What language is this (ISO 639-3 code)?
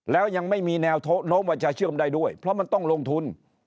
tha